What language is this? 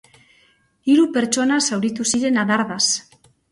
Basque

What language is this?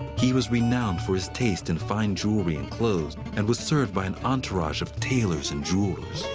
English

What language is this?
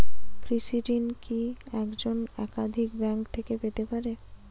Bangla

